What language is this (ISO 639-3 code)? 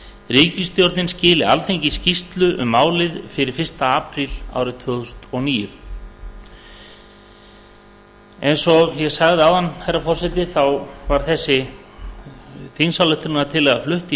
isl